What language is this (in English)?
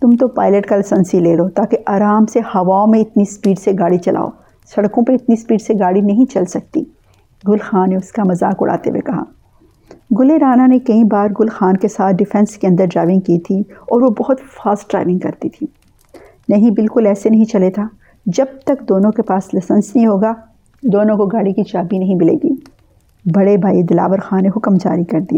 Urdu